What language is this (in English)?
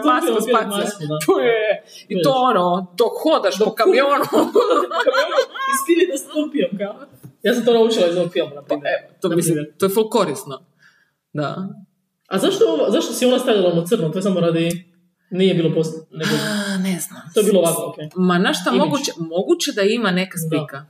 Croatian